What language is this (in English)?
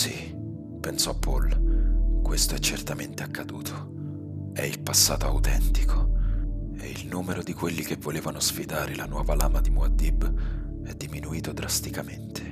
Italian